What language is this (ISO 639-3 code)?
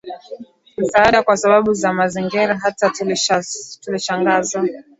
swa